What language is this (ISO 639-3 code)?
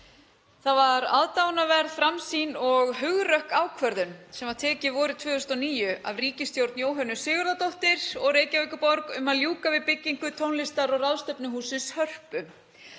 isl